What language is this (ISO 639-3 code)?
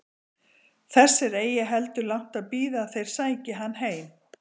isl